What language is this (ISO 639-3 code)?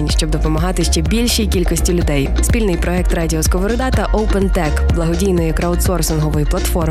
ukr